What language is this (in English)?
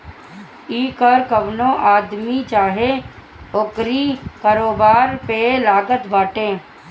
Bhojpuri